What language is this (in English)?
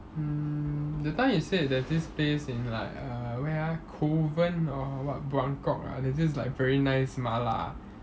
English